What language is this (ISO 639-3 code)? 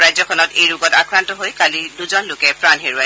asm